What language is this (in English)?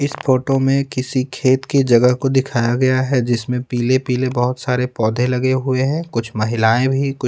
Hindi